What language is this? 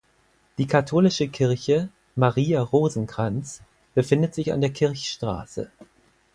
German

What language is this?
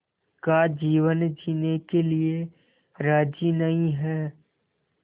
Hindi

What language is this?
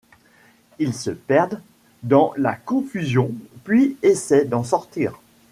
French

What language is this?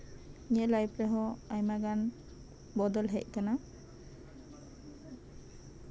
Santali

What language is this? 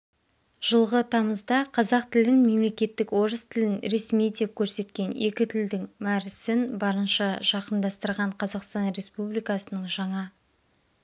Kazakh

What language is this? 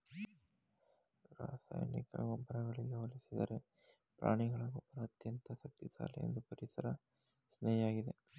Kannada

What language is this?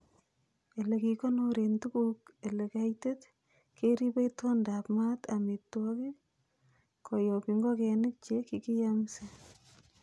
Kalenjin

